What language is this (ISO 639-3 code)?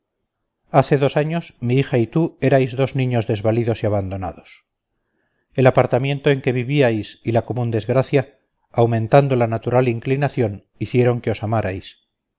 spa